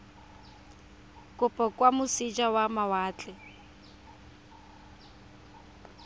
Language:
Tswana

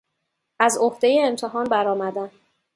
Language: Persian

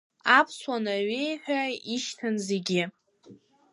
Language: Abkhazian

